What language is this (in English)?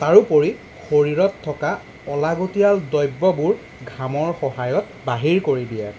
Assamese